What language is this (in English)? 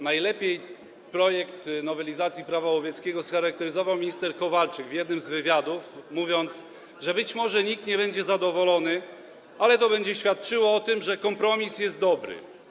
Polish